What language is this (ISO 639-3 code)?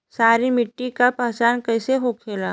bho